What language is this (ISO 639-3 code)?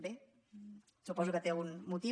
cat